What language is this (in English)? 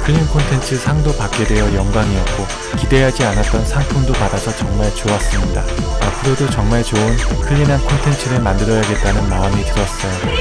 Korean